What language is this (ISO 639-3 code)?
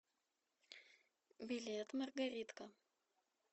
rus